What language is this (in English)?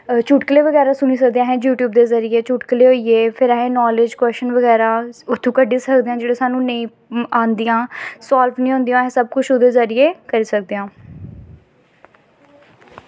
Dogri